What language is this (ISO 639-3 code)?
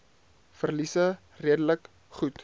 afr